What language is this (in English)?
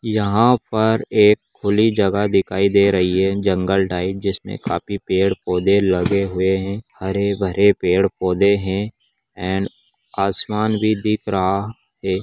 Magahi